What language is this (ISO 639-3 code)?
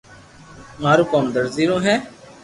lrk